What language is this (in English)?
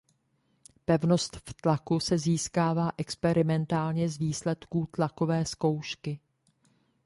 Czech